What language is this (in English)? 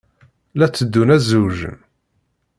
Kabyle